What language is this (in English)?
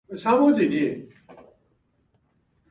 Japanese